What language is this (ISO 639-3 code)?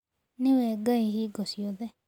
kik